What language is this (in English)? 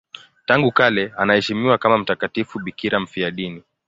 Swahili